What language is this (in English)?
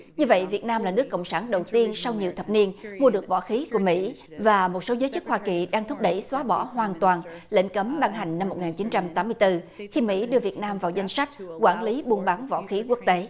Vietnamese